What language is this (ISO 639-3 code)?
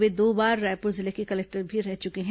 hin